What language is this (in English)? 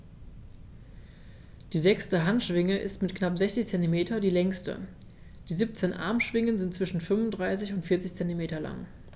German